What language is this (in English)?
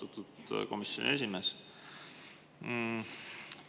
Estonian